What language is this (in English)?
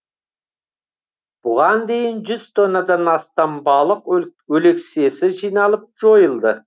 Kazakh